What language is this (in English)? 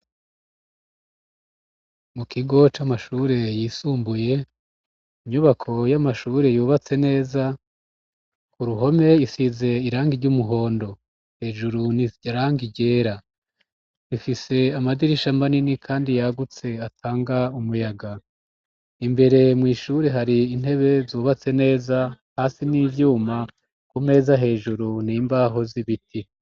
Rundi